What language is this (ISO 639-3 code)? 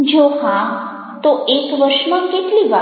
guj